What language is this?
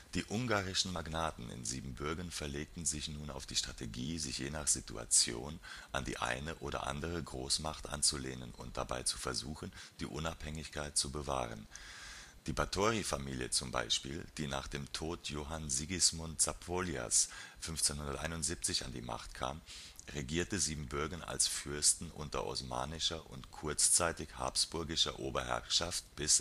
German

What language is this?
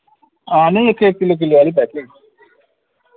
Dogri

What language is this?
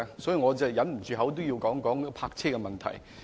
Cantonese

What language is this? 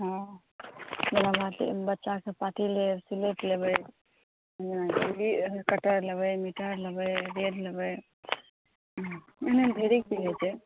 Maithili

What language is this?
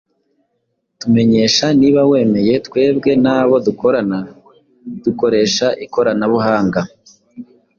Kinyarwanda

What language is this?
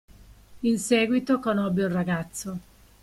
Italian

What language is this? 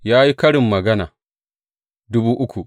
Hausa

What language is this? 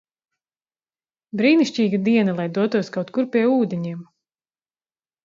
Latvian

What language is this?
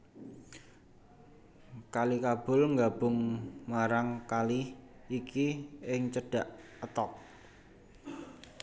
Javanese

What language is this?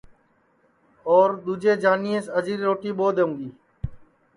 Sansi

